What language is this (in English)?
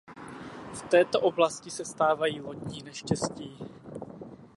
Czech